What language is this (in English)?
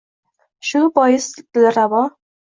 Uzbek